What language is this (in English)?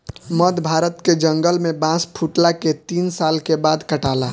Bhojpuri